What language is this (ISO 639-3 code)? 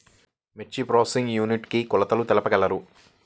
tel